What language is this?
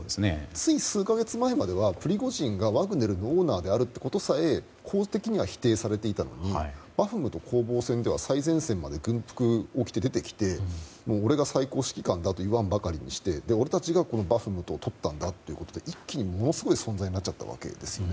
Japanese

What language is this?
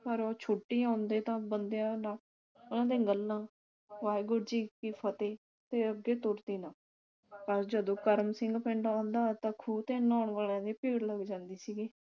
Punjabi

